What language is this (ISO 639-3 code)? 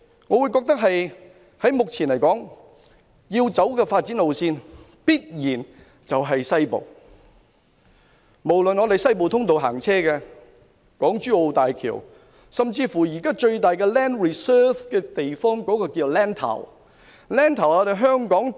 yue